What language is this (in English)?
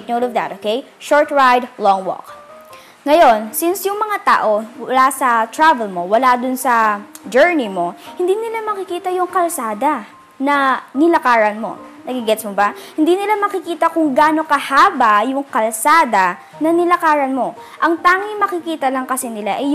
Filipino